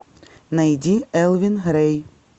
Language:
Russian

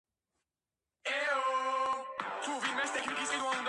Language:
Georgian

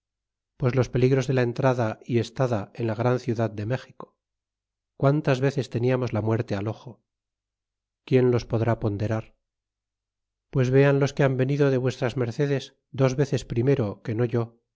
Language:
Spanish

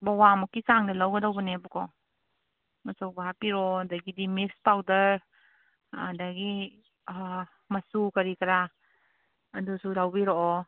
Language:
Manipuri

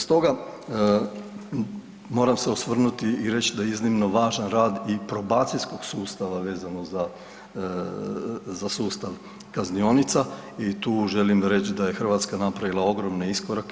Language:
Croatian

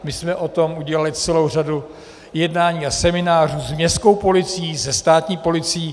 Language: Czech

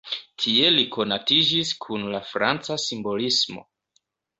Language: Esperanto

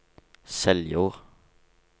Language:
Norwegian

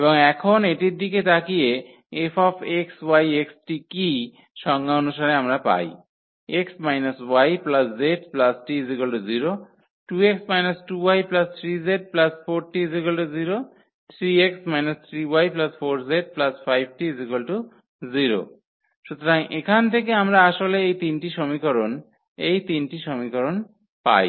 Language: Bangla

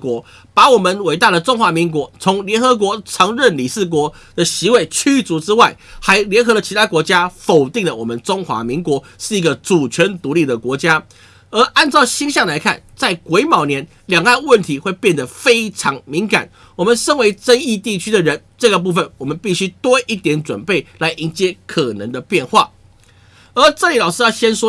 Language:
Chinese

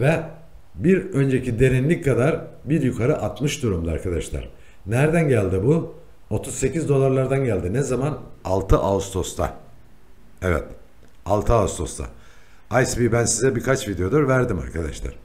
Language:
Turkish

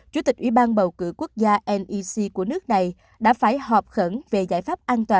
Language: Vietnamese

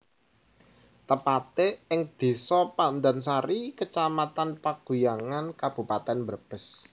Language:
Javanese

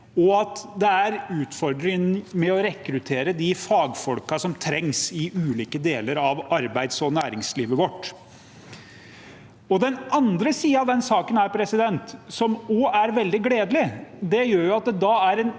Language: Norwegian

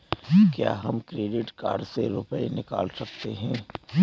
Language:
Hindi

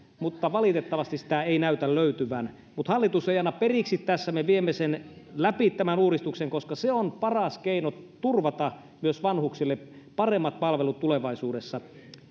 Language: Finnish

